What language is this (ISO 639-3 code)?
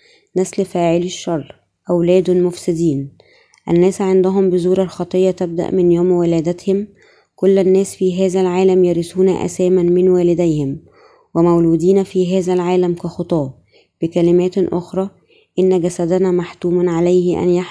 ara